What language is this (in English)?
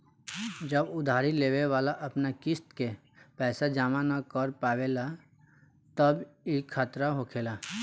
Bhojpuri